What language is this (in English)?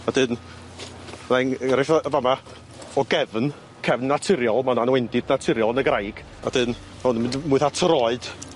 Welsh